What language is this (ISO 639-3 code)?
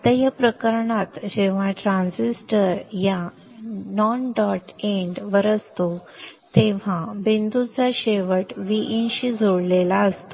mar